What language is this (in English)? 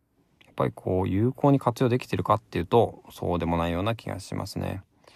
Japanese